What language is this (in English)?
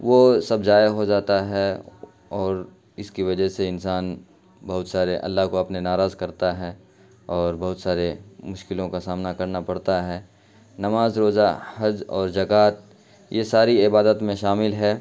Urdu